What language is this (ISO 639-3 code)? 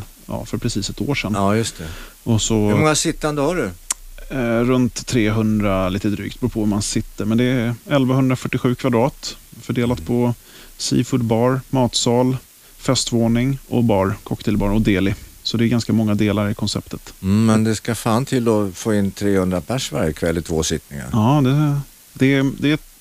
swe